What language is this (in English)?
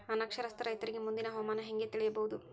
Kannada